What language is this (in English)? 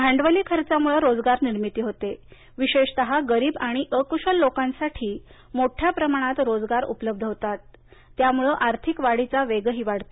Marathi